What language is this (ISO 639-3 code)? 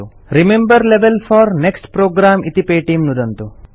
san